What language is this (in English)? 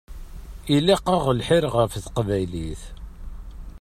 Kabyle